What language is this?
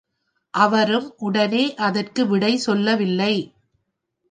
Tamil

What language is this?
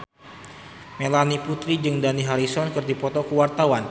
Sundanese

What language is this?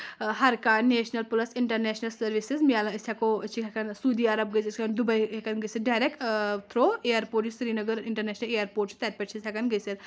Kashmiri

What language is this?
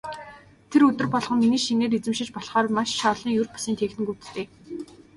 Mongolian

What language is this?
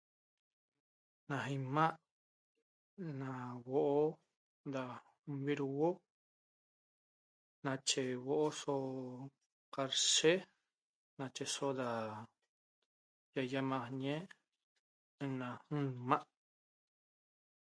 Toba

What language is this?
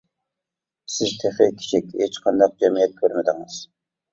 Uyghur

